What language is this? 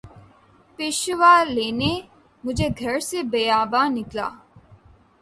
Urdu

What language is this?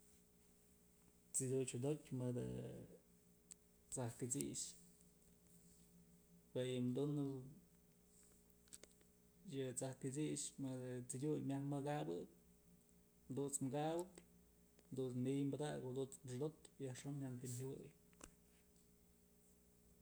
Mazatlán Mixe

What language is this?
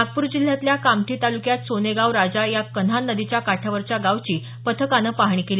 Marathi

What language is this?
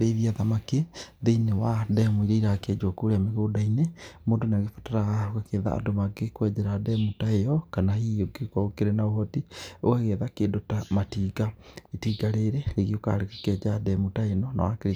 Kikuyu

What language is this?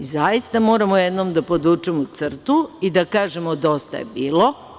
Serbian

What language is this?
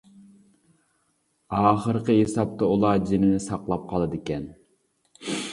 Uyghur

